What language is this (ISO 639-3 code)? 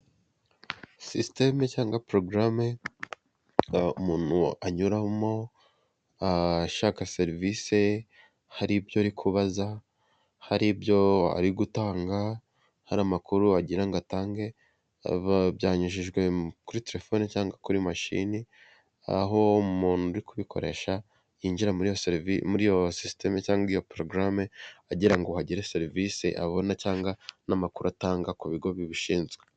kin